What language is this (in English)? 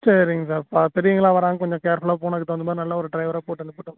Tamil